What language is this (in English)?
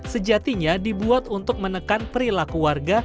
Indonesian